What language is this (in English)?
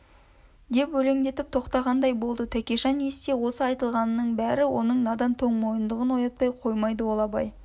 Kazakh